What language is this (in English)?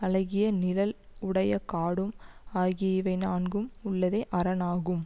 Tamil